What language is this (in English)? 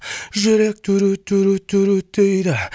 Kazakh